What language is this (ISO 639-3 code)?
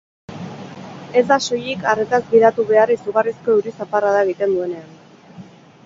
eus